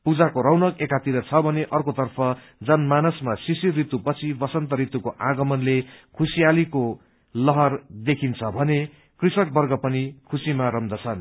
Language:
Nepali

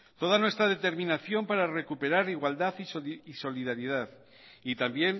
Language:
Spanish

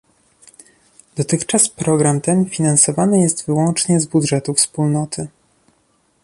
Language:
Polish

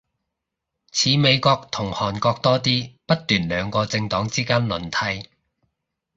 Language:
Cantonese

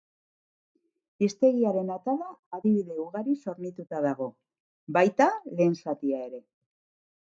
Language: Basque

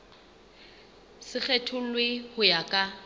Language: Southern Sotho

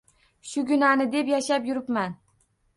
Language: Uzbek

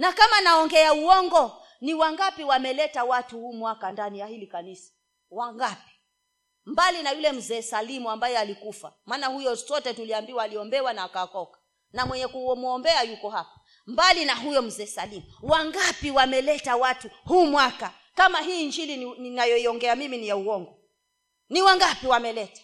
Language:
Swahili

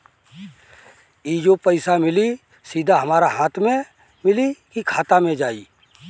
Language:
Bhojpuri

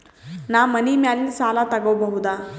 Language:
Kannada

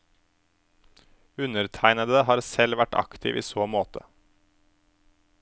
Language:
Norwegian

